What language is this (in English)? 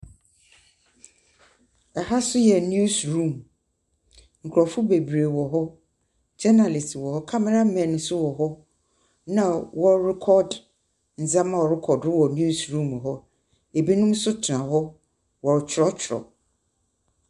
Akan